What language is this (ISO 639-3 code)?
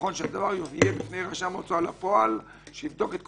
heb